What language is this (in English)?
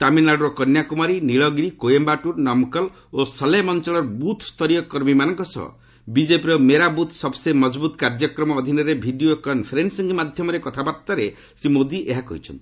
Odia